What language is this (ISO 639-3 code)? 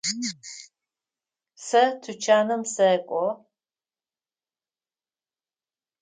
ady